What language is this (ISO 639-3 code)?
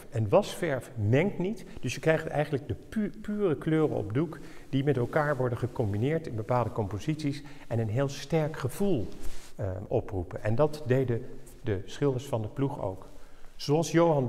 nld